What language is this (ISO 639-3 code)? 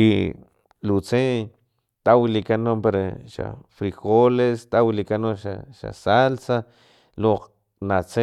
tlp